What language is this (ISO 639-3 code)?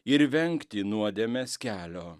lit